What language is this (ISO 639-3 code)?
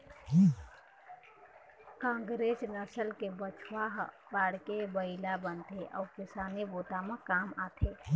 hne